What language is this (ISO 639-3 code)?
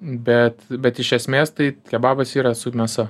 lit